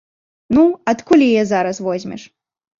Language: Belarusian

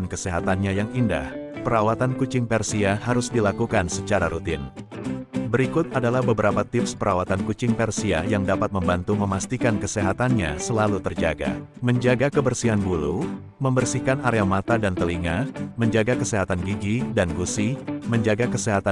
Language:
Indonesian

